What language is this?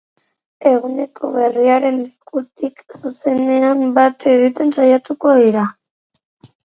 Basque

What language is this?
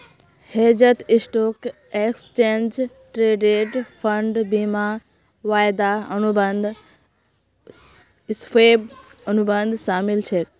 Magahi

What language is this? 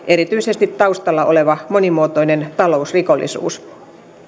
Finnish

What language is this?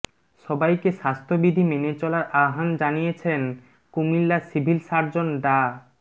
Bangla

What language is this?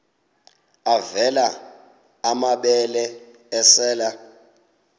Xhosa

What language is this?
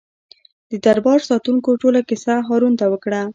Pashto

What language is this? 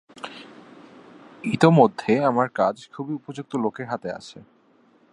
Bangla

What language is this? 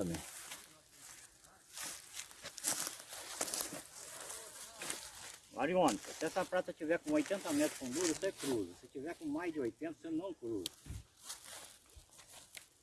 Portuguese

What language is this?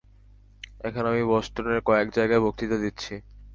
Bangla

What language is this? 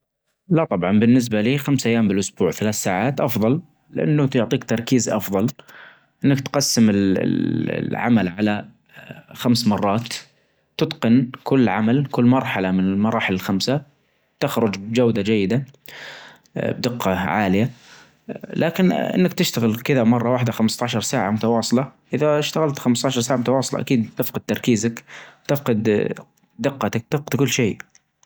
Najdi Arabic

